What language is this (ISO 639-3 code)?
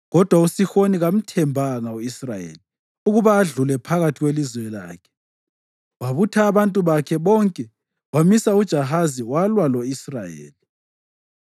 nde